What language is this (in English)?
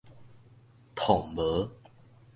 Min Nan Chinese